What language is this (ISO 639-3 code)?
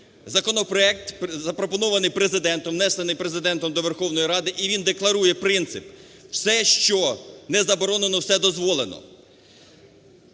ukr